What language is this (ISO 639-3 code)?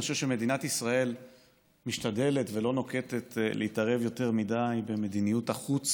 heb